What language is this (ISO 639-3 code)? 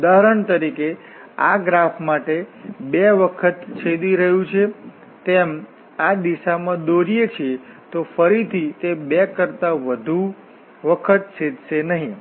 guj